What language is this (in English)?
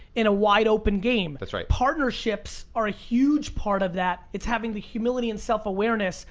English